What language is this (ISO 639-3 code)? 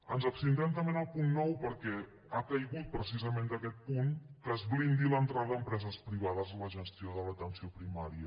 cat